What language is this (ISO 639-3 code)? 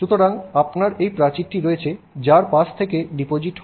ben